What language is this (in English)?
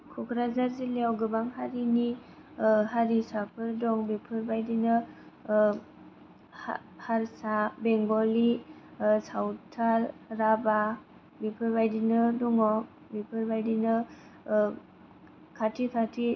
Bodo